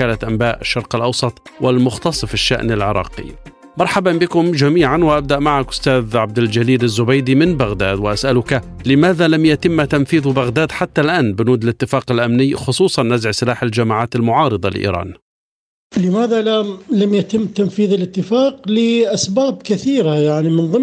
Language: Arabic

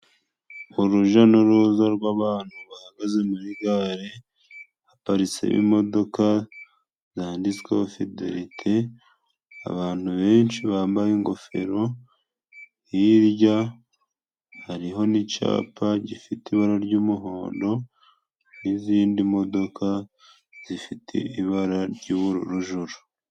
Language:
Kinyarwanda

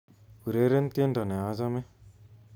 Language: Kalenjin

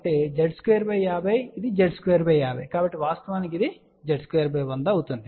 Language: Telugu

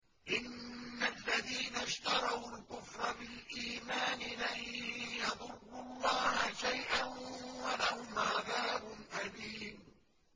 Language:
Arabic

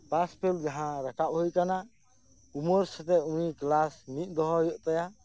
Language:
Santali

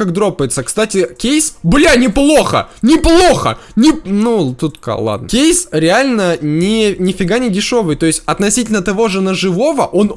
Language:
Russian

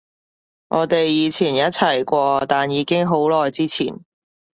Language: Cantonese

